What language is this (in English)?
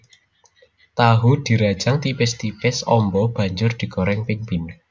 Javanese